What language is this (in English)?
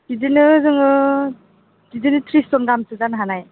Bodo